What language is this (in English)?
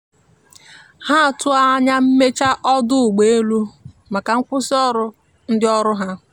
Igbo